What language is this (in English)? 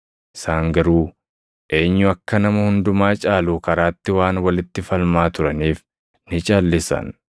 Oromo